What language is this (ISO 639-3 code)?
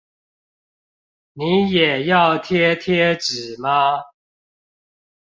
zho